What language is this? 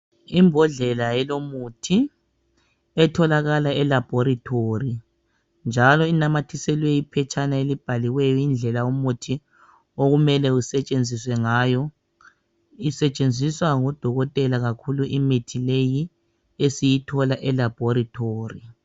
North Ndebele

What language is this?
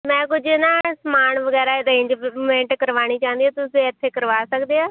Punjabi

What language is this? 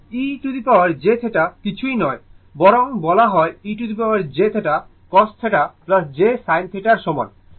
Bangla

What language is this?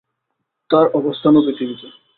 Bangla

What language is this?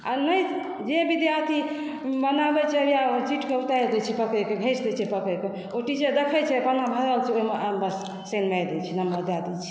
Maithili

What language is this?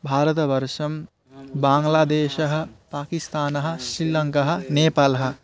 Sanskrit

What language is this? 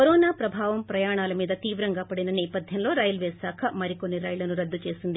Telugu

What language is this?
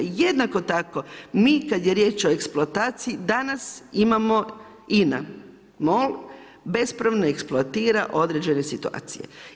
Croatian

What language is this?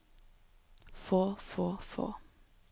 Norwegian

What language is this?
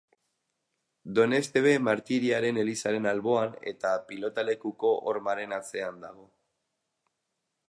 Basque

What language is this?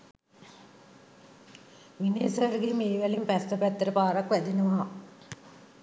Sinhala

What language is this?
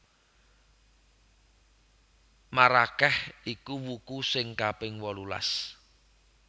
Javanese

